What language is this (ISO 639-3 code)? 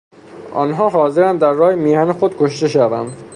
fas